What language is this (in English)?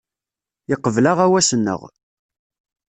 Kabyle